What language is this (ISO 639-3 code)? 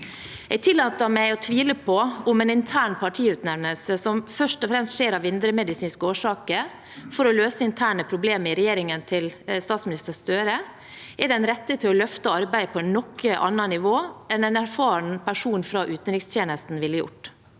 nor